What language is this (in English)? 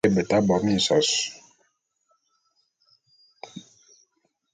Bulu